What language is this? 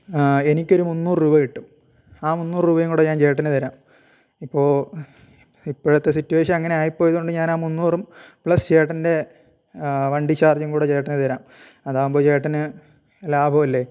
Malayalam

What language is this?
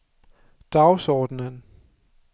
Danish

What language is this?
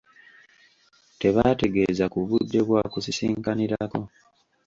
Ganda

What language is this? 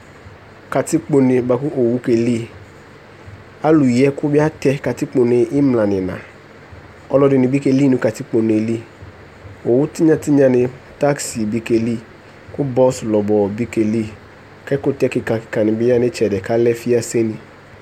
Ikposo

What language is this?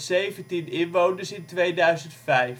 Dutch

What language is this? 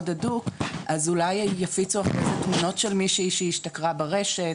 Hebrew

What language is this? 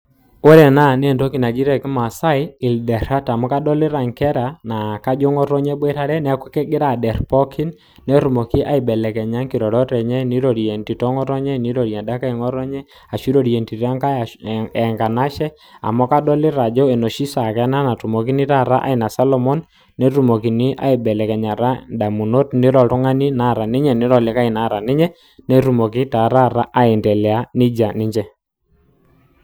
Masai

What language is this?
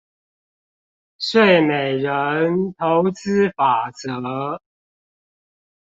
Chinese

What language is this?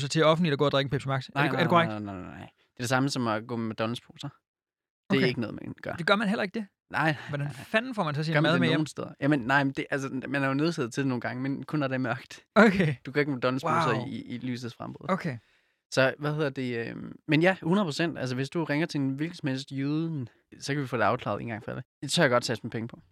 Danish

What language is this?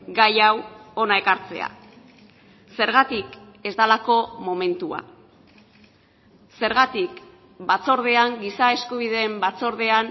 Basque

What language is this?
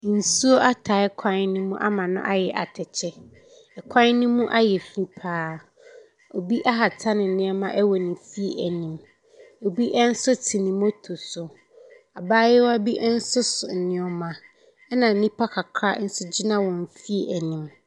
Akan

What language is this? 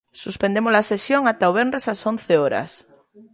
Galician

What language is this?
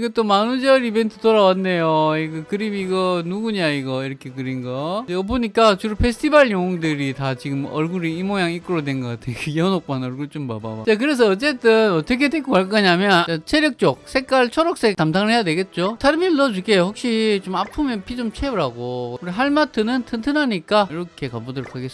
Korean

